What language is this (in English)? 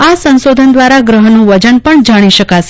Gujarati